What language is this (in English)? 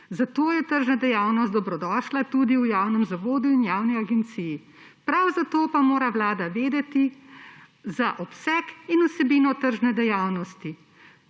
Slovenian